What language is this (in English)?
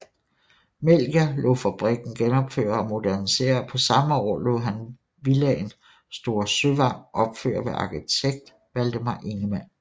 Danish